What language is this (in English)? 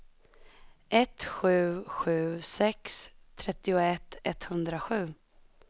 Swedish